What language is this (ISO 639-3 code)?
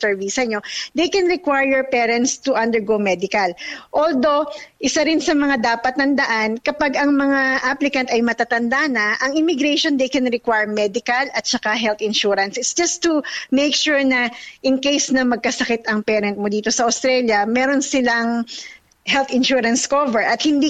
fil